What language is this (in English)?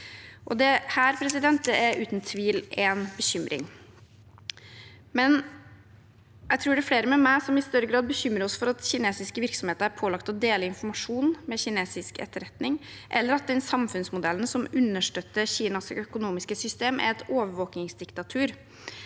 Norwegian